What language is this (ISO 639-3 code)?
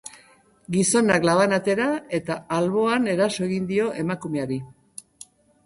eus